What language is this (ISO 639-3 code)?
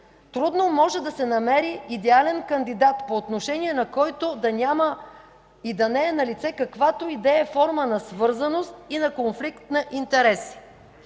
bul